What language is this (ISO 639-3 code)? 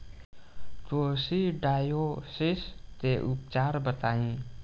bho